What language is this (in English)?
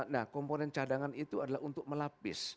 Indonesian